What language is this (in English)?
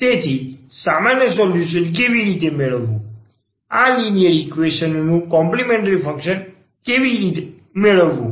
Gujarati